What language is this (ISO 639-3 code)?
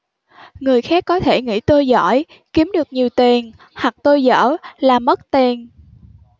vie